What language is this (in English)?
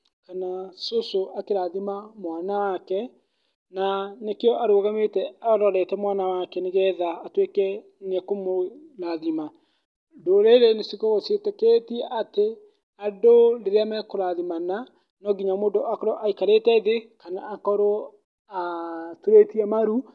Kikuyu